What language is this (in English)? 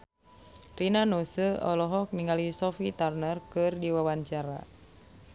Sundanese